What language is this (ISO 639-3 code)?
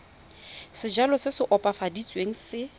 tsn